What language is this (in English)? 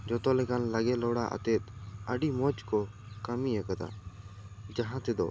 Santali